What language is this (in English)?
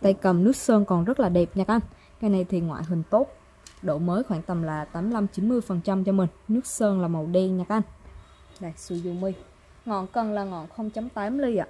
Vietnamese